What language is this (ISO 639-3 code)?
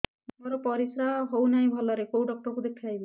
ori